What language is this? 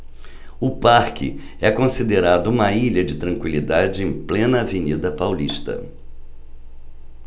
Portuguese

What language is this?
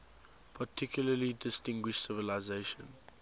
English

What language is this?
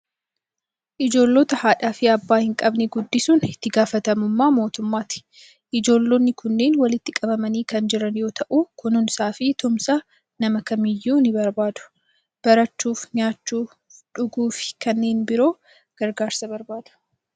Oromo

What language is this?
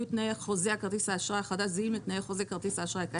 Hebrew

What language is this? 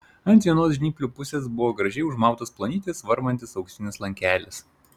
Lithuanian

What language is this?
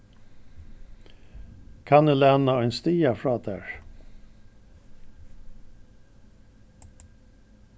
Faroese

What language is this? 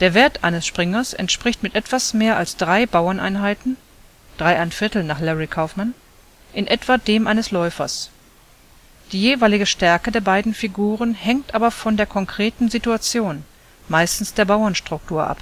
German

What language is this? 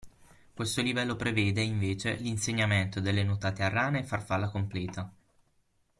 Italian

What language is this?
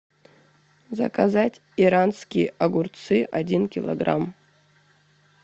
Russian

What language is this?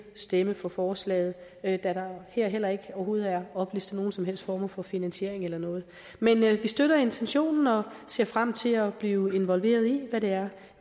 Danish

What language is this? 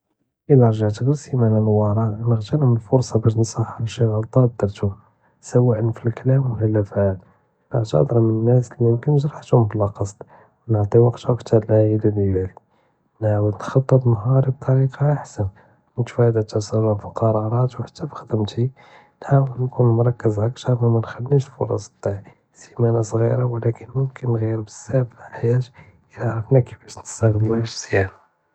Judeo-Arabic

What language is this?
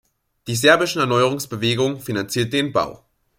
German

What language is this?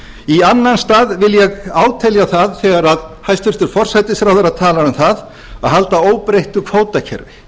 Icelandic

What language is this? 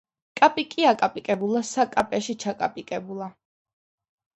Georgian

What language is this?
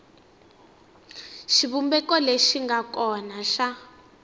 Tsonga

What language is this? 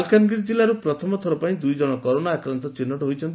Odia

